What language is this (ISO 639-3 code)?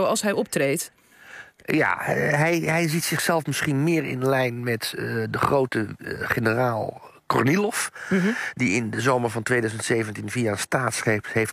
nld